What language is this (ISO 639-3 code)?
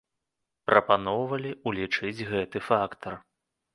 bel